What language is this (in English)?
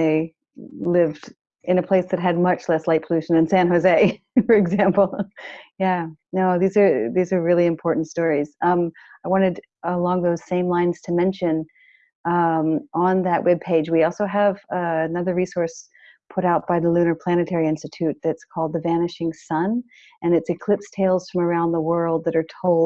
English